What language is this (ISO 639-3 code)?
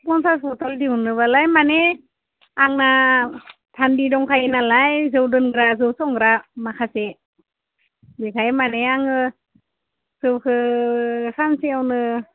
brx